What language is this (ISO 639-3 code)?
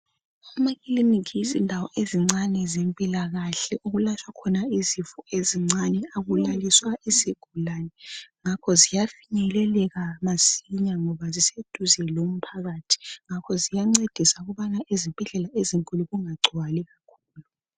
nde